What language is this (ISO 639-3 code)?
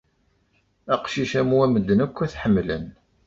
kab